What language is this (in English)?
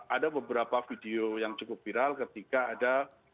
Indonesian